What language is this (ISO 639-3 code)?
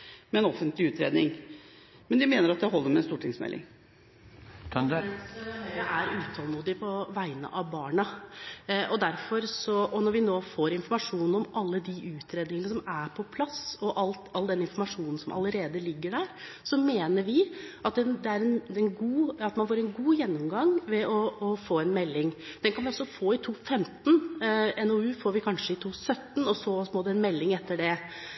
nob